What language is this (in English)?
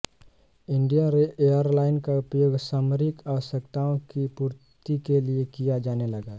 Hindi